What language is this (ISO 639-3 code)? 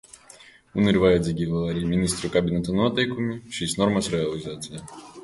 lav